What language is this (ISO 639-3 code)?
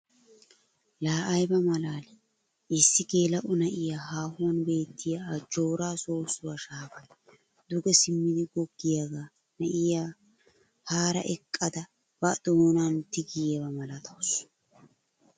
wal